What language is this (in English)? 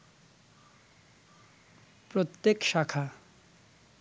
Bangla